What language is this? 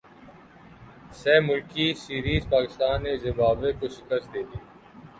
Urdu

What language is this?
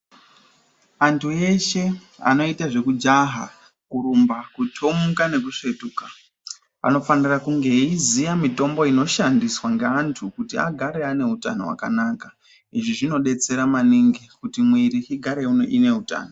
Ndau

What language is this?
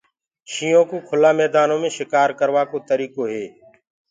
Gurgula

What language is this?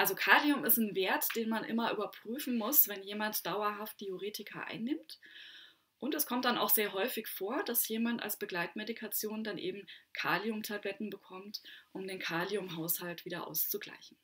German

